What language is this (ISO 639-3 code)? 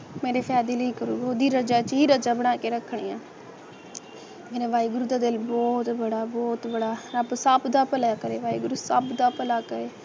pan